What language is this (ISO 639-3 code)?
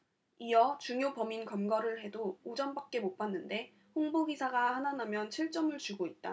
kor